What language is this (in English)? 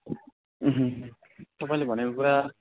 Nepali